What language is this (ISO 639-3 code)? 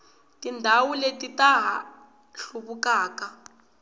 tso